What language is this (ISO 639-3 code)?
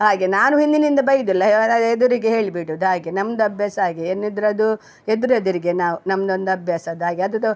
kan